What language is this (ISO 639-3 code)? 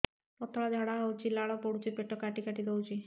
ori